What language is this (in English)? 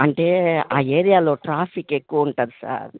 Telugu